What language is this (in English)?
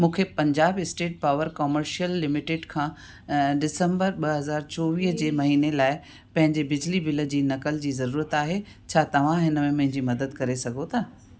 Sindhi